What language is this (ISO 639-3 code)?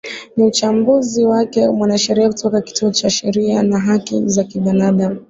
swa